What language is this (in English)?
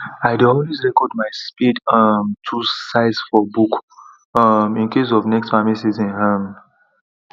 Nigerian Pidgin